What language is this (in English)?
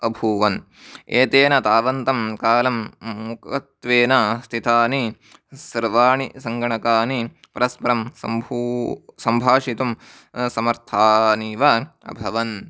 Sanskrit